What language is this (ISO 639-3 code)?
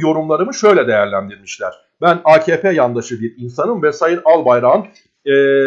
tur